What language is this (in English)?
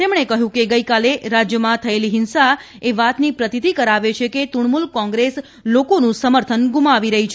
Gujarati